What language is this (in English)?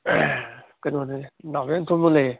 Manipuri